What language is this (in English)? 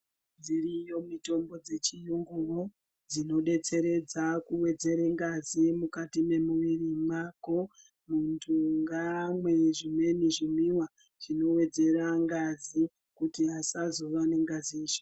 Ndau